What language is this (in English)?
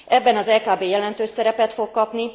Hungarian